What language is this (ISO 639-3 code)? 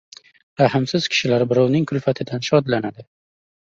uzb